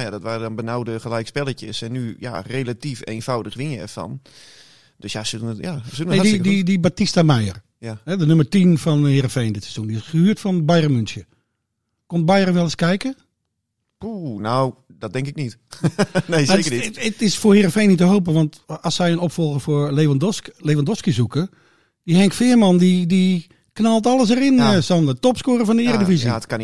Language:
Dutch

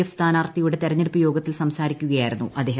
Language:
Malayalam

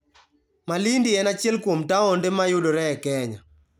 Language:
Luo (Kenya and Tanzania)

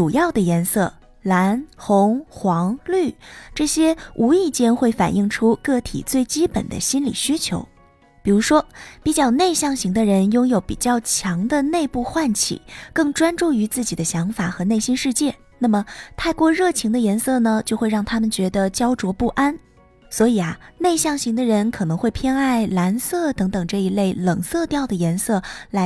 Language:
Chinese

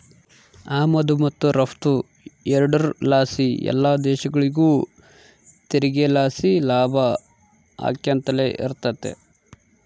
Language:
Kannada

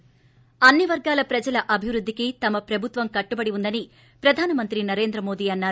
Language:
Telugu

